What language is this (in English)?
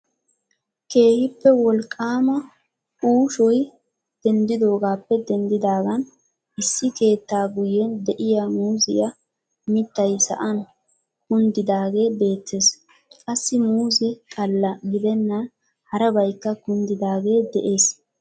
Wolaytta